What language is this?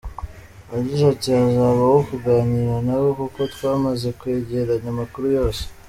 Kinyarwanda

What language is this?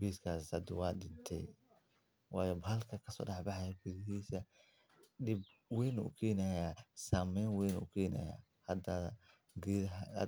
Somali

